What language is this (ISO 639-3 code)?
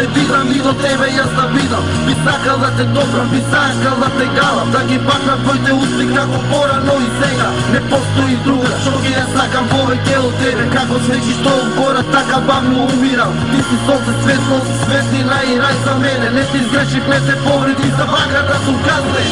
bul